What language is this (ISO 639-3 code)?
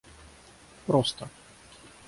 rus